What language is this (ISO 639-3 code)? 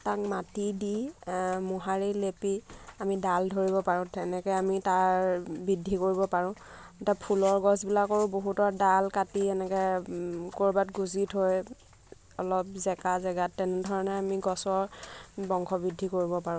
asm